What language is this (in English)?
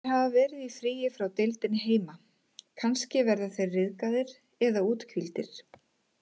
Icelandic